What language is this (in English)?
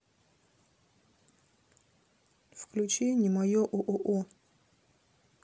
Russian